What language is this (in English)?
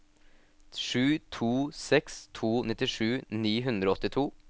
Norwegian